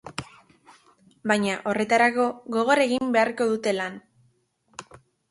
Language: Basque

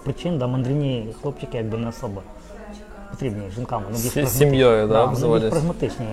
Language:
Ukrainian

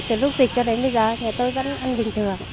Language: Vietnamese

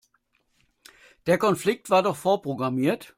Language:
German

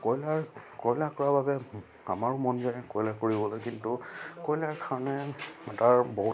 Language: Assamese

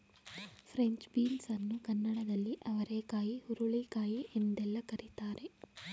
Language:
Kannada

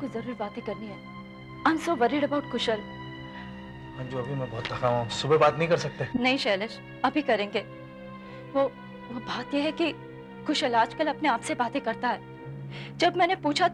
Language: Hindi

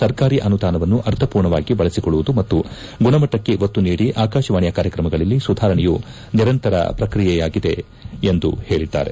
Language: Kannada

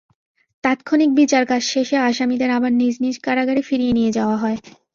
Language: Bangla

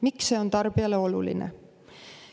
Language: Estonian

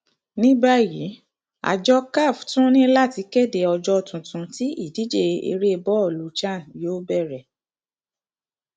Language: Yoruba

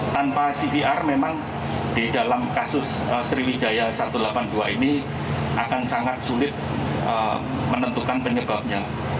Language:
Indonesian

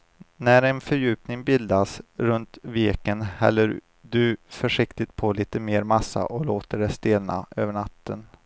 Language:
Swedish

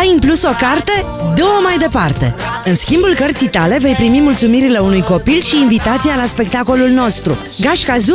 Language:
Romanian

